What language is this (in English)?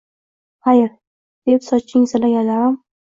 Uzbek